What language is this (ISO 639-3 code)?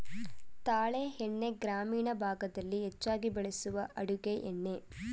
kan